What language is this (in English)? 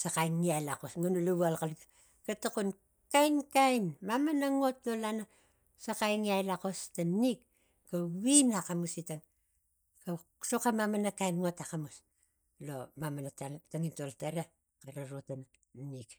Tigak